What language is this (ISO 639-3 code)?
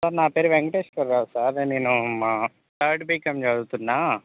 tel